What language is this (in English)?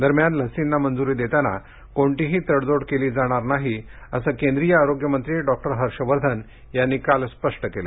Marathi